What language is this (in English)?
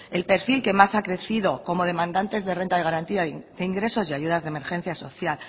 Spanish